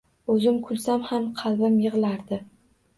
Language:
Uzbek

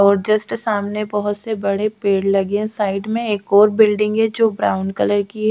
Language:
Hindi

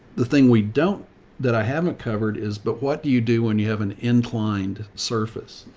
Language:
English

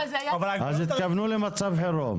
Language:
Hebrew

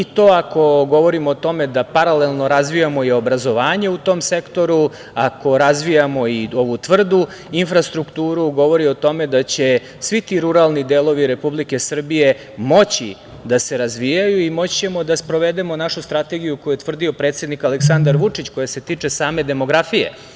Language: Serbian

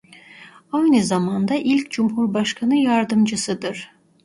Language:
Turkish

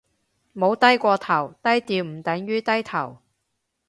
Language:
Cantonese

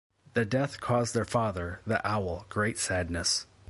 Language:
English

